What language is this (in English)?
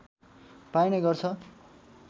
Nepali